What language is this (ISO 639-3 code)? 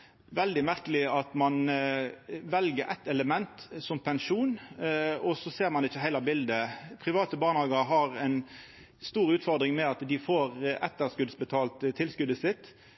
nno